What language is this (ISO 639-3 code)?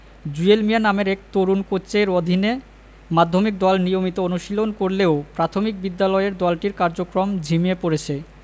ben